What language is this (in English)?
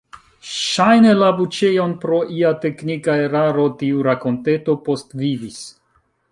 Esperanto